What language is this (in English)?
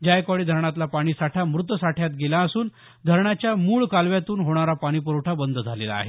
Marathi